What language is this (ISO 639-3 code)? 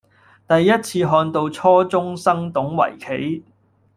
yue